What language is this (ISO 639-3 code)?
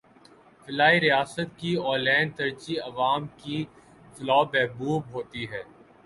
urd